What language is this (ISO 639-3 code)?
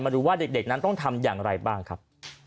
tha